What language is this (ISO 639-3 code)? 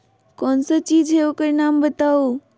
mag